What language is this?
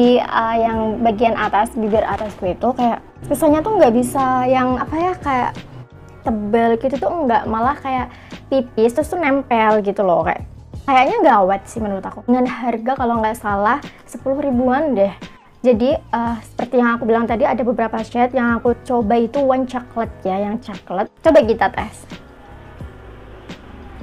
Indonesian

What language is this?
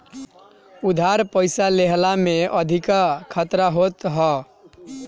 Bhojpuri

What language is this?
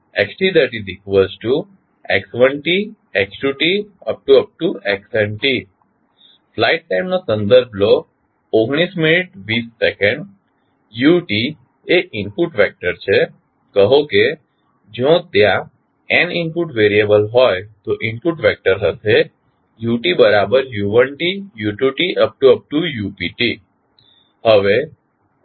Gujarati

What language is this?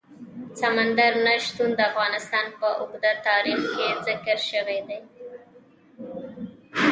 Pashto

